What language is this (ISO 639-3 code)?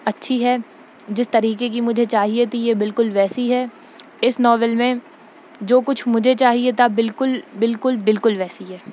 urd